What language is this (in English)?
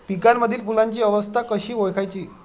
Marathi